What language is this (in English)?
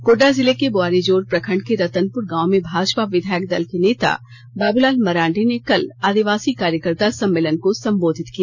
Hindi